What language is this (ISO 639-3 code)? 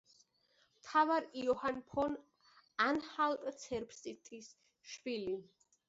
kat